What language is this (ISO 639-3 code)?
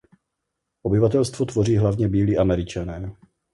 ces